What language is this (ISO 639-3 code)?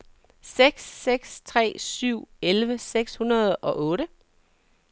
dan